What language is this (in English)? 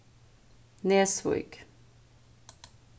Faroese